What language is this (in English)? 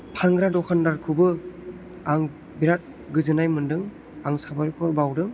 Bodo